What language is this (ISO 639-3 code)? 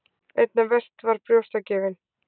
isl